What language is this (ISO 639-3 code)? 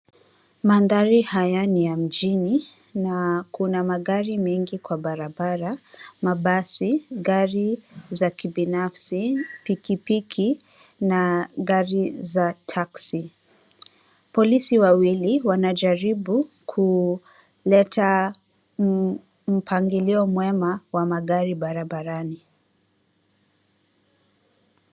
swa